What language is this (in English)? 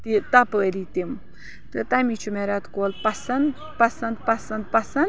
Kashmiri